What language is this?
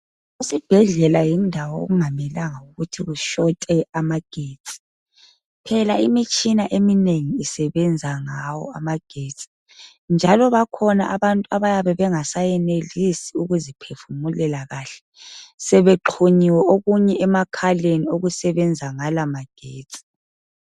North Ndebele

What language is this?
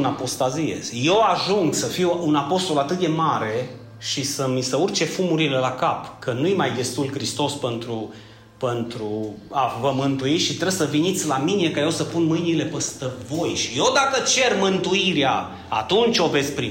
Romanian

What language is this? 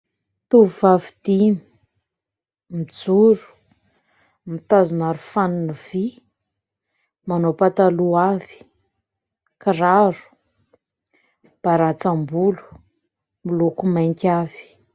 Malagasy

